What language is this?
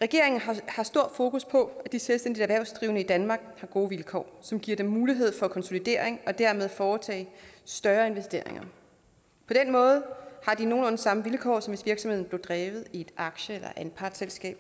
Danish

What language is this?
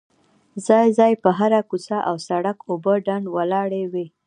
Pashto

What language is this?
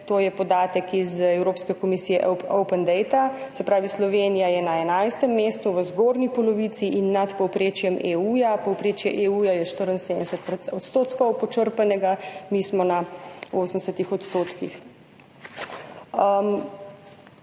Slovenian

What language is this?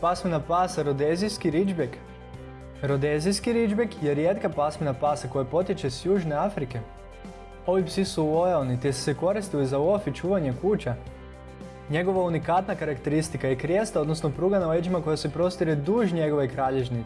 Croatian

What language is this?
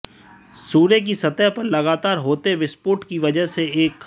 Hindi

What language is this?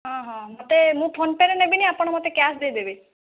Odia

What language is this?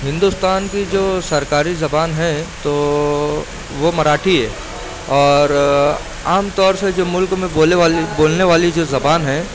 Urdu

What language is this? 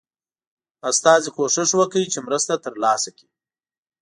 Pashto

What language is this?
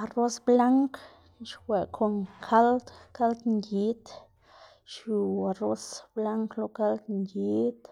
Xanaguía Zapotec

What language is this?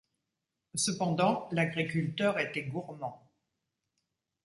French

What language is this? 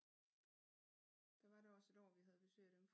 Danish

